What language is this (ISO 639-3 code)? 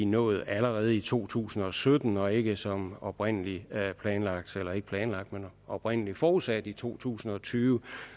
dan